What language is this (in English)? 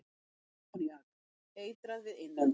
Icelandic